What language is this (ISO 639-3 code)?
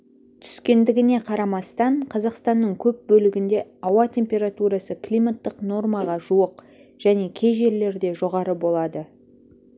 kaz